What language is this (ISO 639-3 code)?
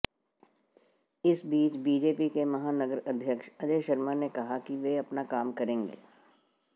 hin